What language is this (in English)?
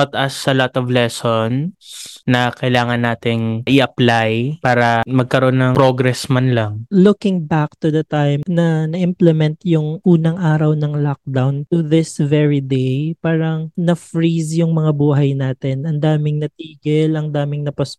Filipino